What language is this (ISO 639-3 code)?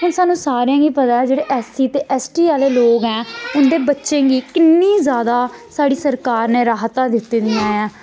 doi